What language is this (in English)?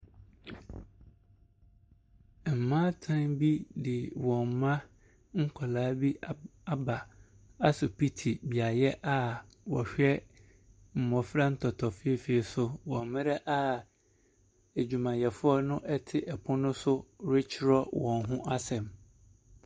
Akan